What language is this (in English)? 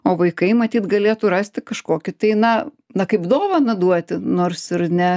Lithuanian